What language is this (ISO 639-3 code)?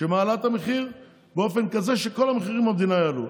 heb